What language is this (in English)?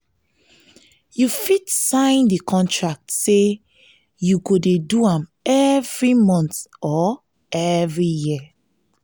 Nigerian Pidgin